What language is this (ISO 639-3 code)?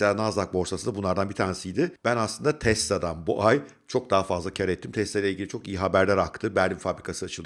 tur